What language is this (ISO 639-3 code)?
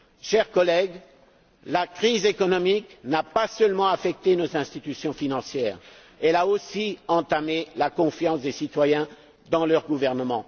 fra